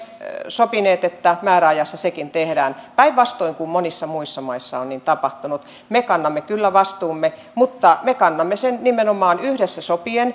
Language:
Finnish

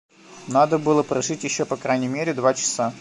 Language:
Russian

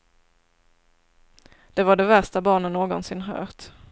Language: Swedish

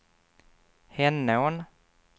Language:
Swedish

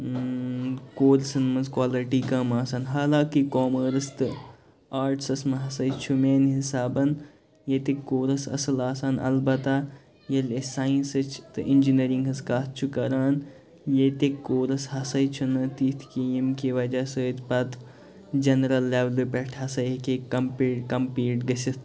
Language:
Kashmiri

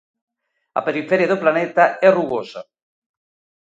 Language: Galician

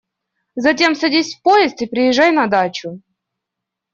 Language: Russian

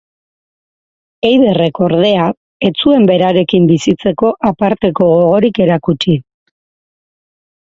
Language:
Basque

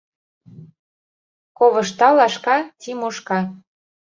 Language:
Mari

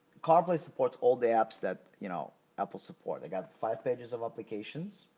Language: English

